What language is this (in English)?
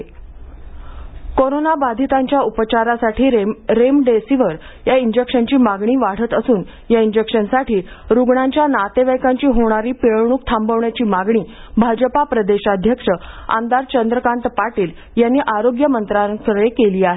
Marathi